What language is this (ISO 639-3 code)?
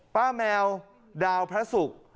tha